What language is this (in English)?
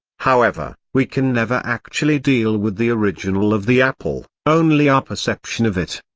English